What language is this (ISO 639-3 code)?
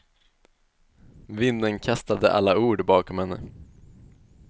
swe